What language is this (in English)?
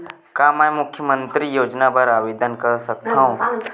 Chhattisgarhi